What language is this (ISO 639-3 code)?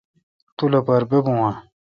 xka